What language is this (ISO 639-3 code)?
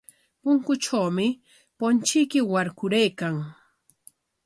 qwa